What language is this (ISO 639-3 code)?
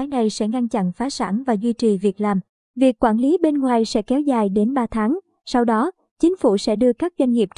vie